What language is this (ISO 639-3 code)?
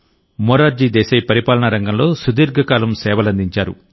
tel